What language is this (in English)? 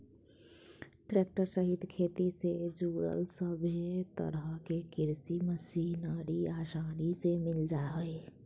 Magahi